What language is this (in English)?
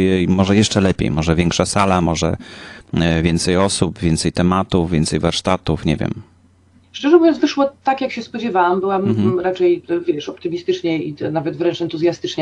Polish